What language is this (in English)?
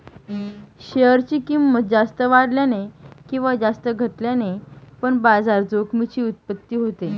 Marathi